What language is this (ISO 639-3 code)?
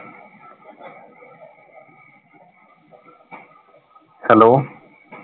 pan